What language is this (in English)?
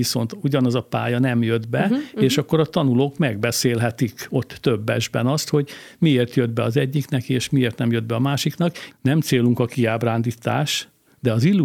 Hungarian